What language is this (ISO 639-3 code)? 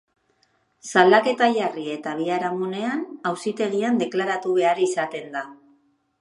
eus